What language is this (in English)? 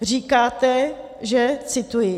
Czech